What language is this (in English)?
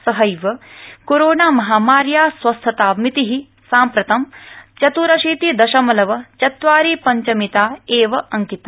Sanskrit